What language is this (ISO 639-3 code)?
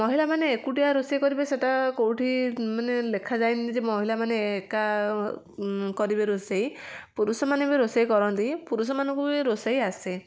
ori